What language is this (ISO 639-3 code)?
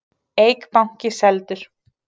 isl